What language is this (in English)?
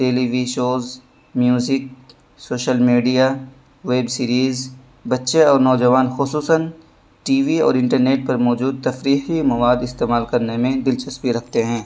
Urdu